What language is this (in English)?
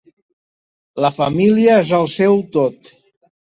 Catalan